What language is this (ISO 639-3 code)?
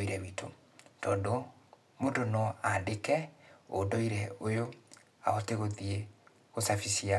kik